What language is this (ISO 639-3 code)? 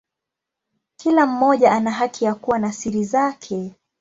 swa